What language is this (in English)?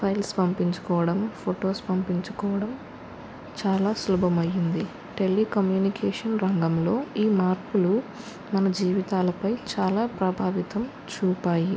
Telugu